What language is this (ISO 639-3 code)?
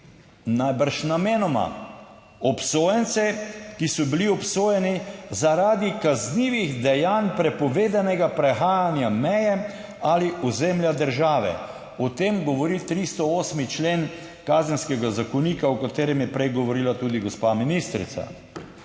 slv